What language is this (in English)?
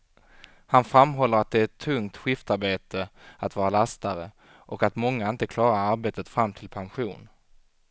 Swedish